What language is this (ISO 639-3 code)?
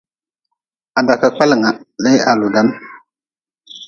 nmz